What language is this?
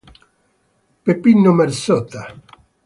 Italian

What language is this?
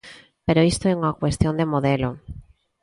Galician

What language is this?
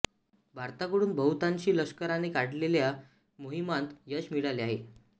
Marathi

